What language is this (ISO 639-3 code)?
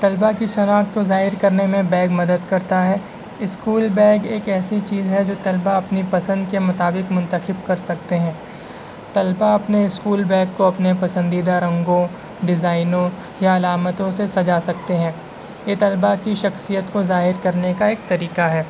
urd